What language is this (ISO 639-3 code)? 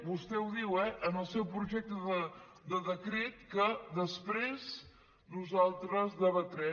cat